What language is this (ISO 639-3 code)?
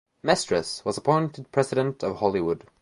eng